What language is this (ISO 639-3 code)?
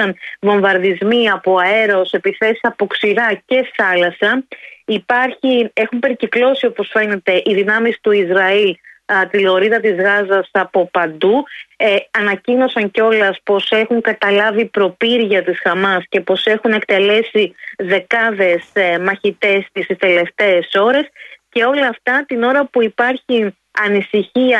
ell